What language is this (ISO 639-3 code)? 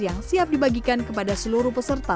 ind